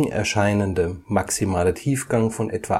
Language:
German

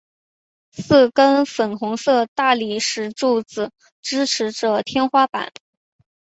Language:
Chinese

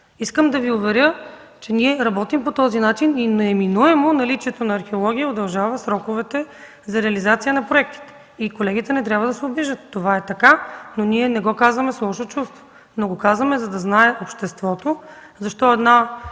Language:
Bulgarian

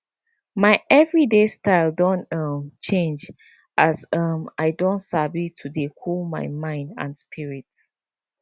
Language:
Nigerian Pidgin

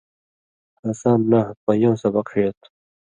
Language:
Indus Kohistani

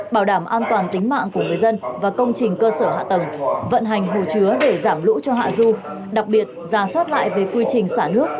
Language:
Vietnamese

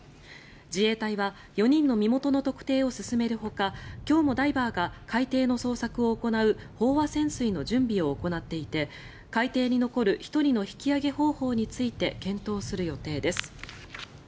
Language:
Japanese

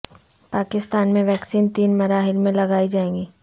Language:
Urdu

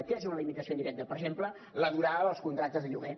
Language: Catalan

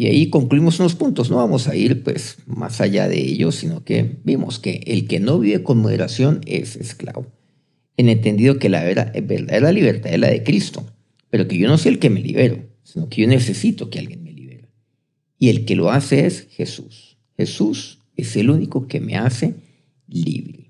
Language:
Spanish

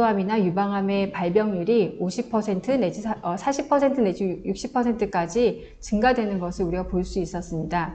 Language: Korean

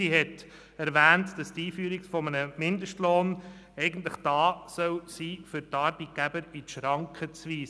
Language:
Swiss German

